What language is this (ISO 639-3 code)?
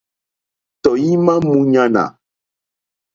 bri